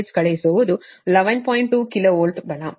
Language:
Kannada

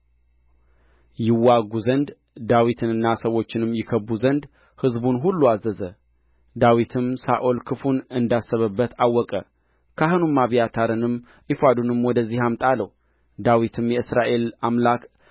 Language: Amharic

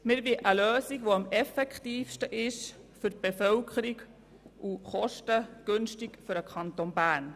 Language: Swiss German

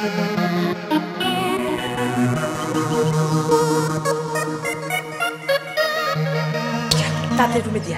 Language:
Bangla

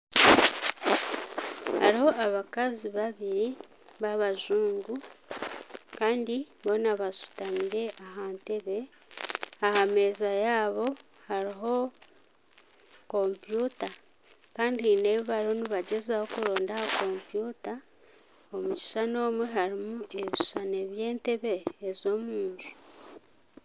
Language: Nyankole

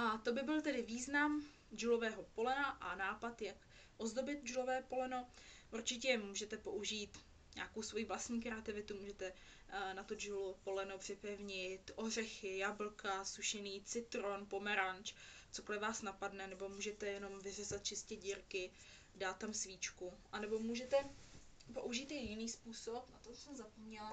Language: Czech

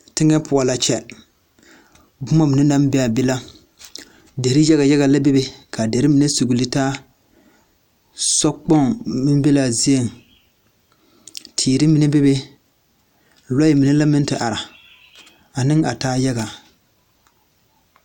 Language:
Southern Dagaare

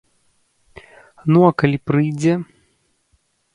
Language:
Belarusian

